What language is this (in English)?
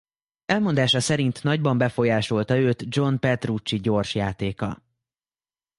Hungarian